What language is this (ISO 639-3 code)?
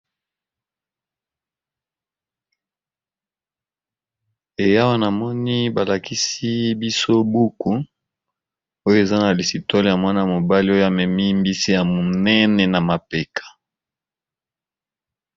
lin